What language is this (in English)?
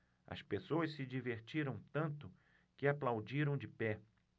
Portuguese